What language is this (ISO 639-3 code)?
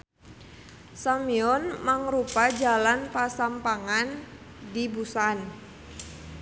sun